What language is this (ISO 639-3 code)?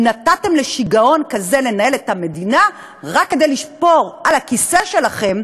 heb